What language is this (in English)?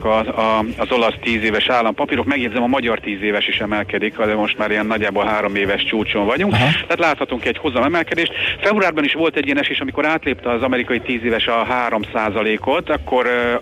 Hungarian